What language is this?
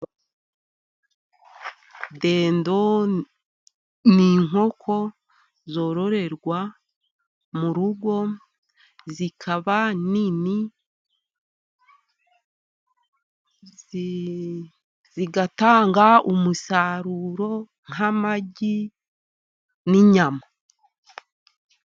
Kinyarwanda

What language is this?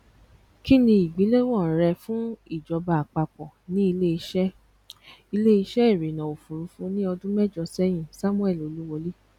Yoruba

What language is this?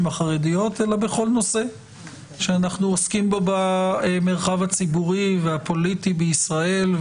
Hebrew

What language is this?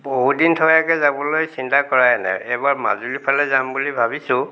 Assamese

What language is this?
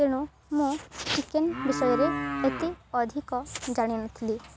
Odia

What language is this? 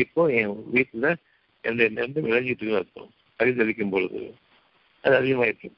Tamil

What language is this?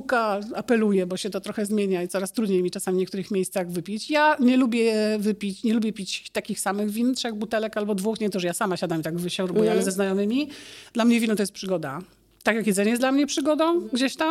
Polish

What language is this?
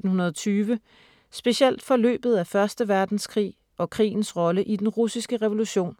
Danish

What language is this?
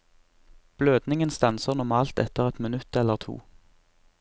Norwegian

